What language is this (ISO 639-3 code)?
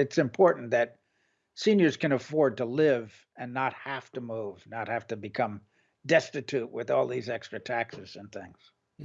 eng